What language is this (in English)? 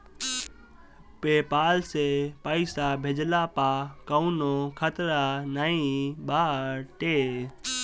Bhojpuri